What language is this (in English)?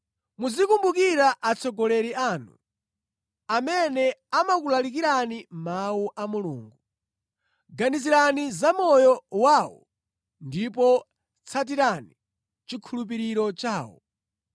Nyanja